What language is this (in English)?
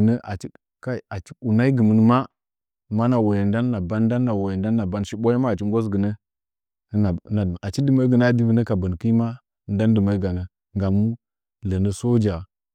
Nzanyi